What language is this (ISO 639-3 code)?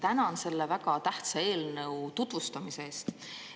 est